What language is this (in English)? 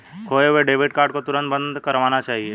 Hindi